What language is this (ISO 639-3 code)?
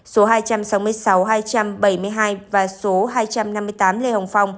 vie